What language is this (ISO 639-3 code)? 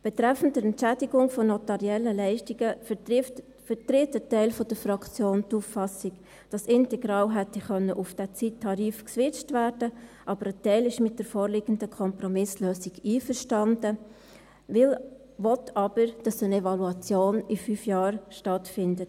gsw